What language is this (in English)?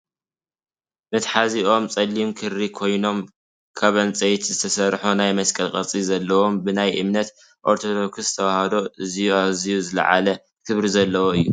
Tigrinya